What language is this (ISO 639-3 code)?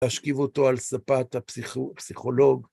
heb